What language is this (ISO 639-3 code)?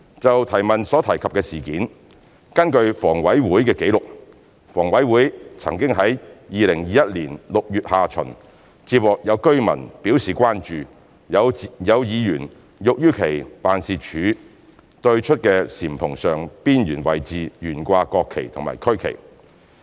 yue